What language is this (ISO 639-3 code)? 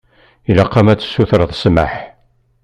kab